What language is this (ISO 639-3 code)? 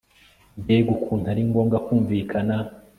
kin